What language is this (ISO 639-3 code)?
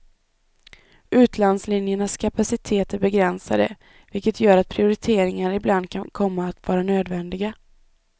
swe